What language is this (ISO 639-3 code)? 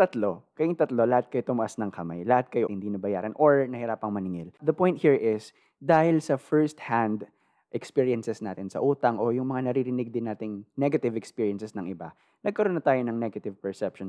fil